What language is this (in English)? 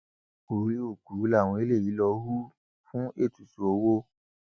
Yoruba